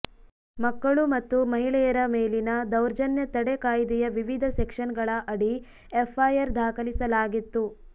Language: Kannada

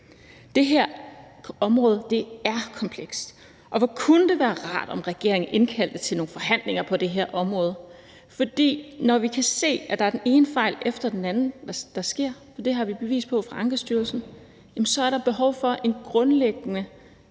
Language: Danish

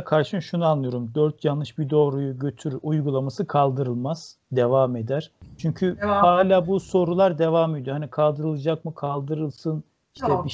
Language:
Turkish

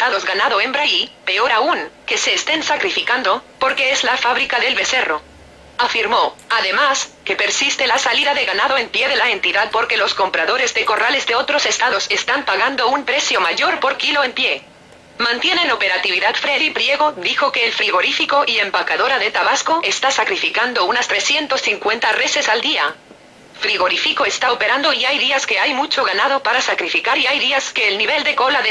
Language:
Spanish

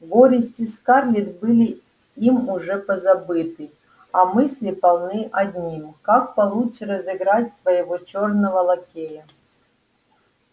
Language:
Russian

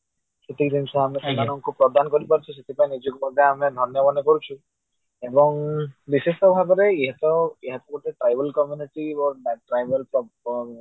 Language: Odia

